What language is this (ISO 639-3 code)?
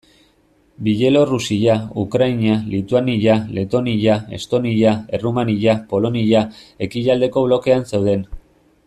eus